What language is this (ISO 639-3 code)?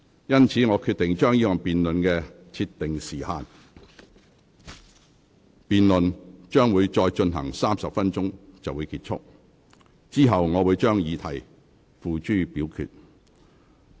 yue